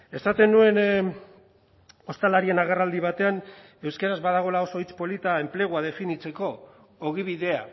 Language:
Basque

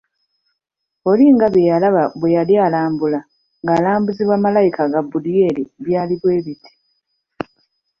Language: Ganda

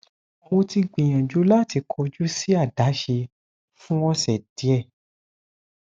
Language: Yoruba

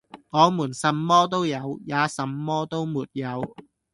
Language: Cantonese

